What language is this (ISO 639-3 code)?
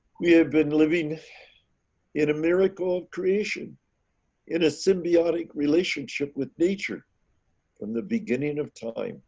eng